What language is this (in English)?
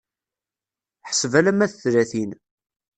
Kabyle